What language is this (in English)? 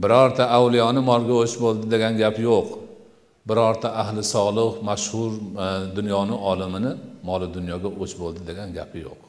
Turkish